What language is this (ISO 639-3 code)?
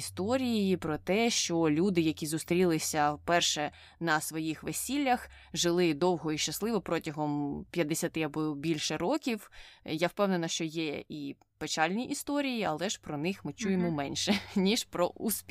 ukr